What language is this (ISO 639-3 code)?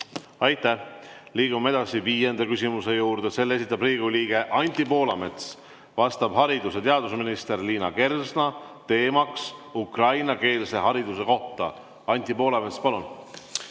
est